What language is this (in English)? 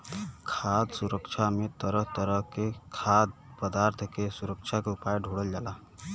Bhojpuri